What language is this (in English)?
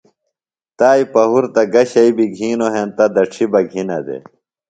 Phalura